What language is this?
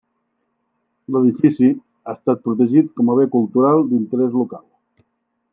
Catalan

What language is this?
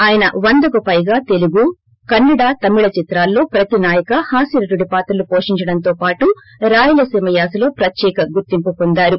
Telugu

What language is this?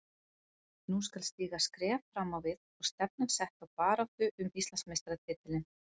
Icelandic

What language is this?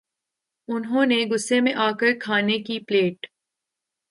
Urdu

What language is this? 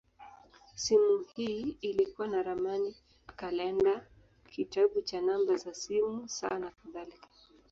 Swahili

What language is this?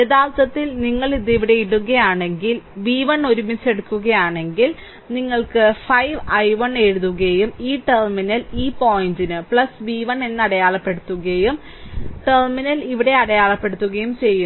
Malayalam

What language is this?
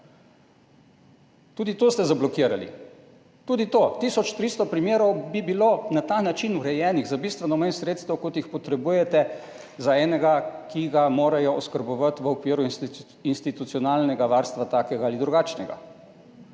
Slovenian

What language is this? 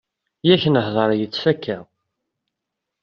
Kabyle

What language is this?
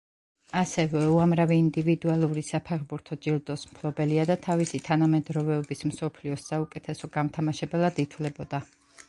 Georgian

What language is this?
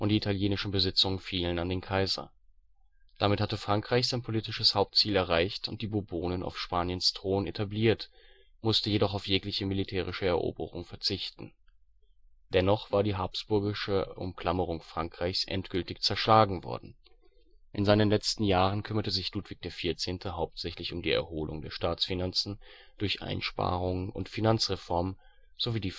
German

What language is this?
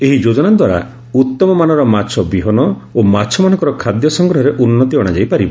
Odia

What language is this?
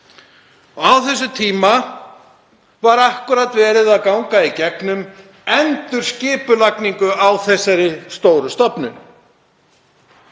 Icelandic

